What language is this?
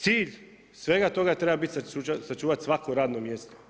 Croatian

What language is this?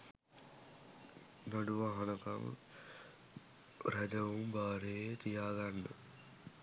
Sinhala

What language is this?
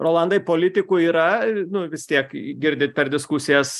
Lithuanian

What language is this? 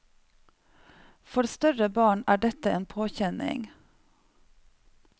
Norwegian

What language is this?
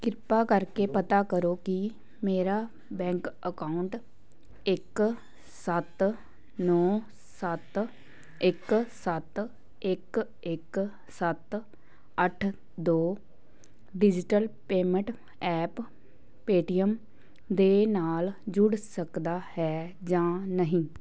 Punjabi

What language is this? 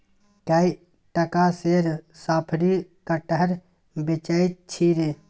Maithili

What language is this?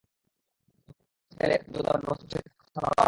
Bangla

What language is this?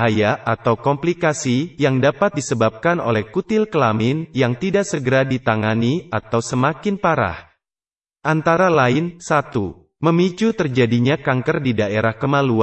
Indonesian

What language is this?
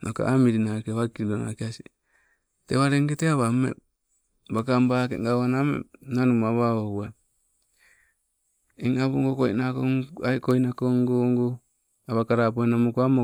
Sibe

